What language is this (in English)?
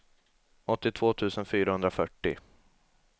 Swedish